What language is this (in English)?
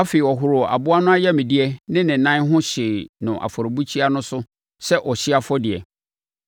Akan